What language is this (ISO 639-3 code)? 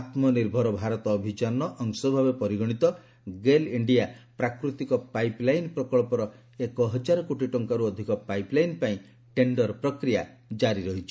ori